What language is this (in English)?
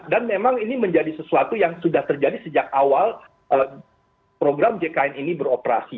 Indonesian